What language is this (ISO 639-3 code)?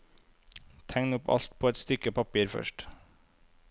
nor